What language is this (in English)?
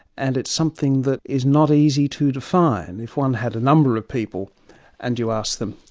English